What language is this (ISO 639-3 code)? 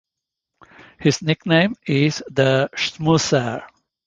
eng